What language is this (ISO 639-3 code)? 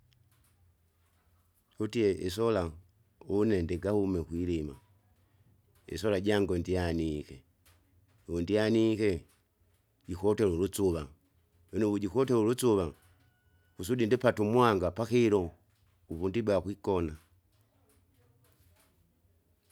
zga